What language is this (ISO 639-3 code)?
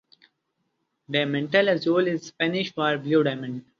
eng